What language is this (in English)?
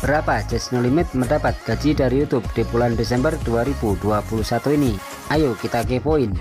Indonesian